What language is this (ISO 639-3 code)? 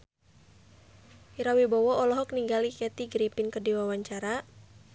sun